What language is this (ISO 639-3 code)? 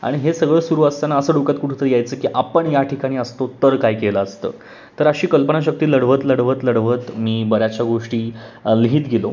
mar